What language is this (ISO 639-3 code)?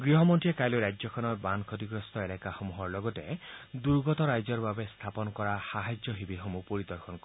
asm